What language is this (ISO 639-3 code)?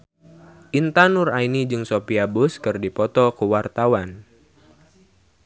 sun